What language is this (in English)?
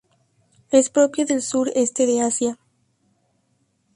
Spanish